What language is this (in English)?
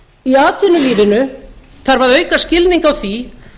Icelandic